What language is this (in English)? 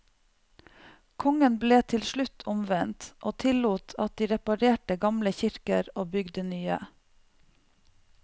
Norwegian